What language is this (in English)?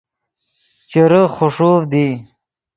Yidgha